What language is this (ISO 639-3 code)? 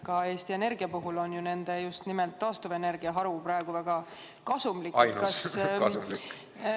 est